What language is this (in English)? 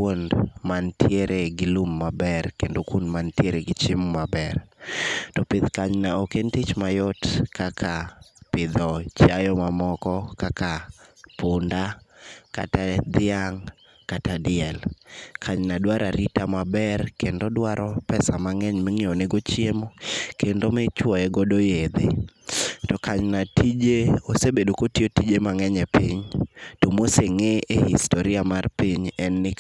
Luo (Kenya and Tanzania)